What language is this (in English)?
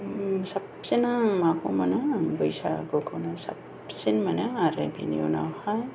Bodo